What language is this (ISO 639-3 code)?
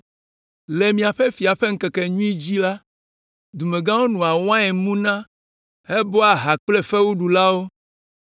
ewe